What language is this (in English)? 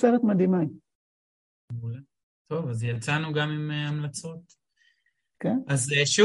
Hebrew